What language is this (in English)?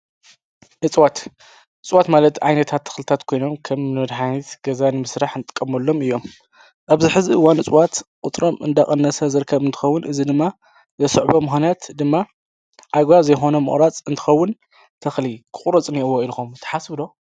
Tigrinya